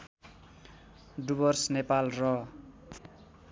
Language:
Nepali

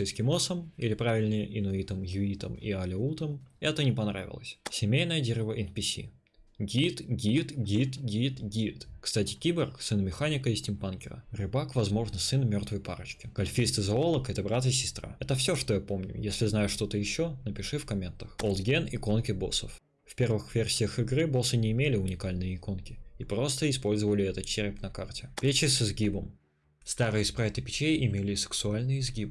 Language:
Russian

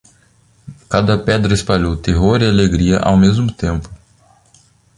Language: Portuguese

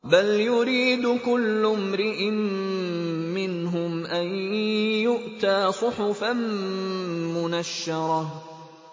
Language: Arabic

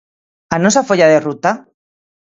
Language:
Galician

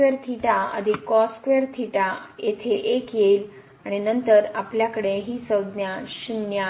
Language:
Marathi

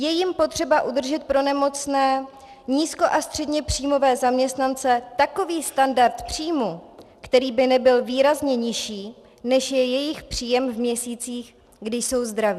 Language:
Czech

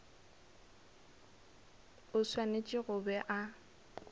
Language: Northern Sotho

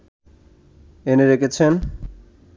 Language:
Bangla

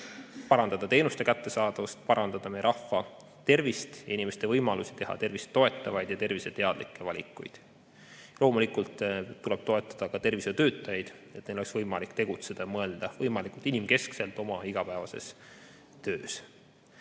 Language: Estonian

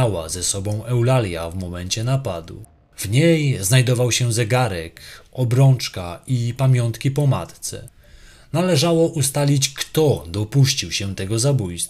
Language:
Polish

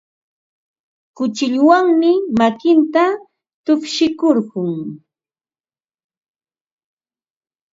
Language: Ambo-Pasco Quechua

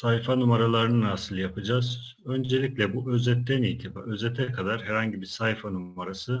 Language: Turkish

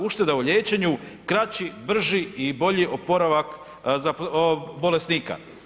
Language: Croatian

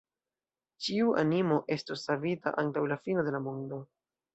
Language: Esperanto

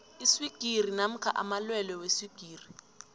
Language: South Ndebele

